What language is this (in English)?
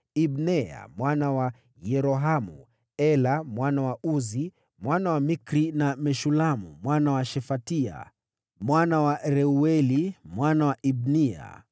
Swahili